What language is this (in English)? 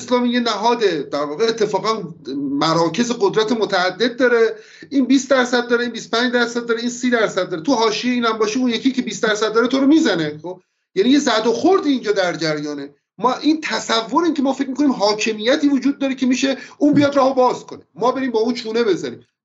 Persian